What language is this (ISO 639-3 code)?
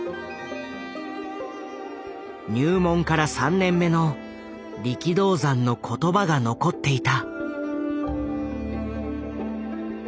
jpn